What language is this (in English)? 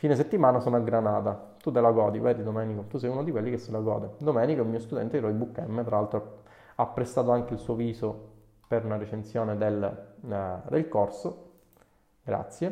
Italian